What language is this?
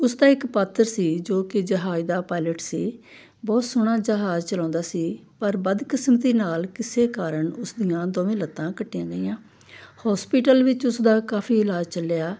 Punjabi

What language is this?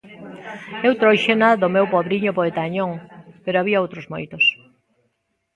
Galician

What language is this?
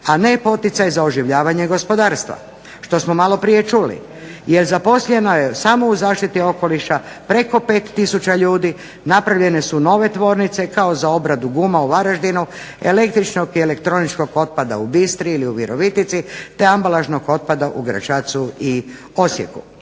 Croatian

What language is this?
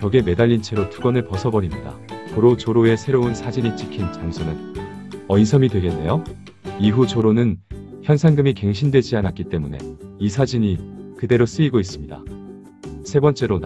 Korean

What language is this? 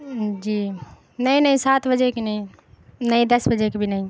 Urdu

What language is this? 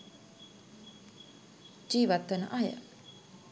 Sinhala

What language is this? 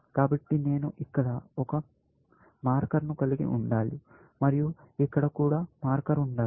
Telugu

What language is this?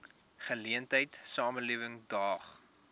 Afrikaans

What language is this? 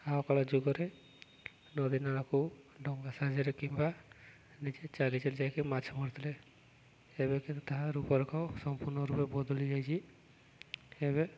Odia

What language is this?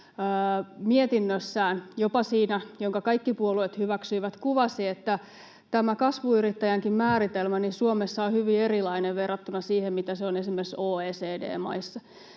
Finnish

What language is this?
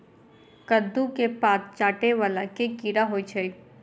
Maithili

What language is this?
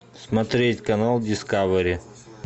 Russian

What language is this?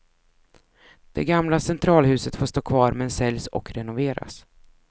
Swedish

